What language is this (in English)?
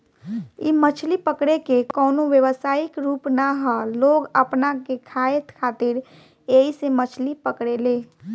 Bhojpuri